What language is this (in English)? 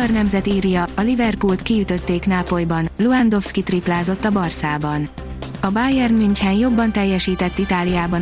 Hungarian